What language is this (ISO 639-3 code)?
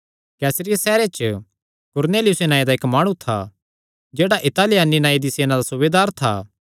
xnr